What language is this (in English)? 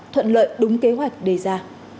Vietnamese